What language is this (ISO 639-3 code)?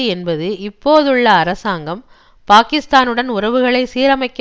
tam